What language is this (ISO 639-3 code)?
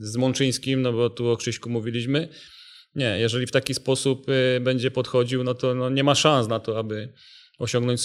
pol